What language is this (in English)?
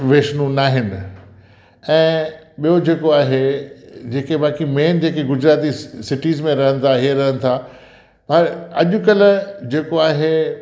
Sindhi